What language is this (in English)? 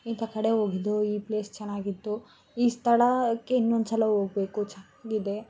Kannada